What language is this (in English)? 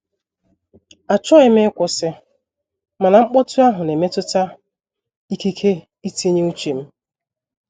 Igbo